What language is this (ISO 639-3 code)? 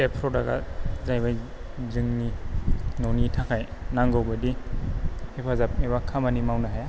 brx